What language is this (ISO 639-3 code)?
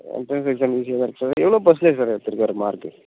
tam